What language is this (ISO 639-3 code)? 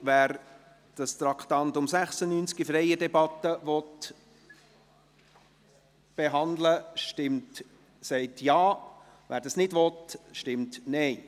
gsw